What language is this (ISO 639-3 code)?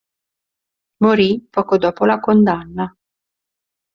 ita